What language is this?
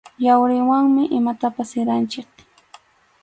Arequipa-La Unión Quechua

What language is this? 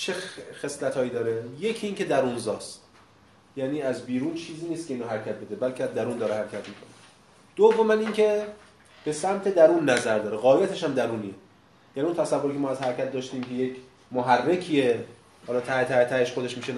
Persian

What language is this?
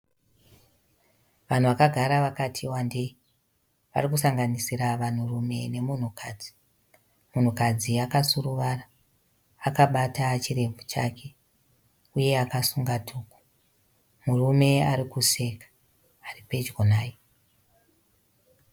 Shona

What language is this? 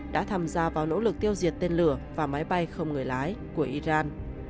Vietnamese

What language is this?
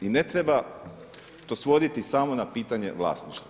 Croatian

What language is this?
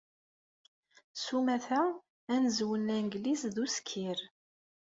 Kabyle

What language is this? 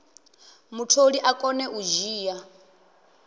Venda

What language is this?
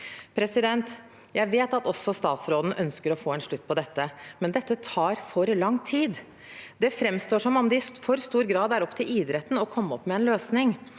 Norwegian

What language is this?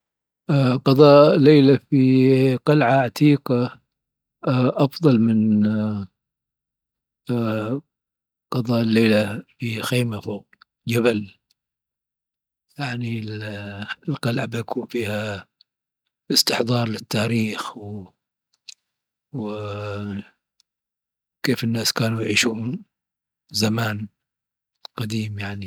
Dhofari Arabic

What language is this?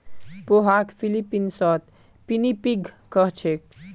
Magahi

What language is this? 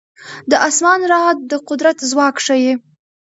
Pashto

